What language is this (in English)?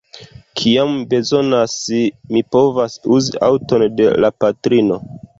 Esperanto